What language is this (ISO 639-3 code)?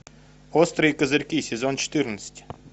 rus